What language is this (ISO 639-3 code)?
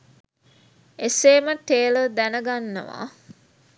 sin